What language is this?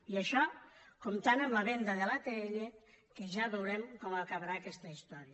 Catalan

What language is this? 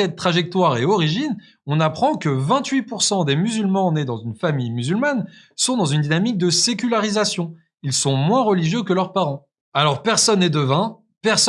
French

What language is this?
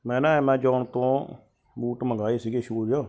Punjabi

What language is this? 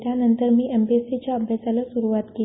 Marathi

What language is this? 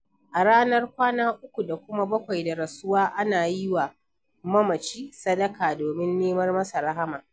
Hausa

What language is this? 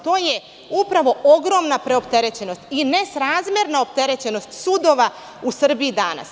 Serbian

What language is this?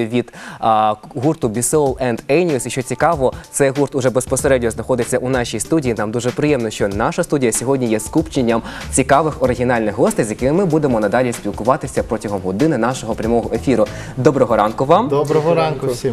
Russian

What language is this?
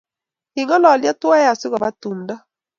Kalenjin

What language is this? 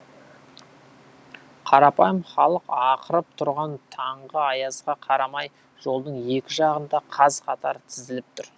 Kazakh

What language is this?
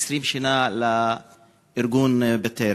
Hebrew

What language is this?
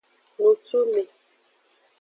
Aja (Benin)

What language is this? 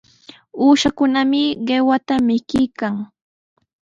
Sihuas Ancash Quechua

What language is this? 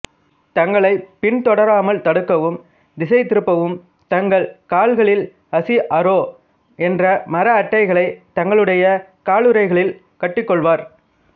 Tamil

